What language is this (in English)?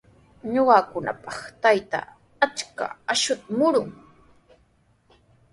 Sihuas Ancash Quechua